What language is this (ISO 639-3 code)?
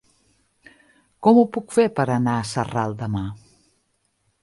cat